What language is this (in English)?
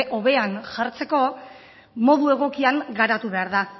Basque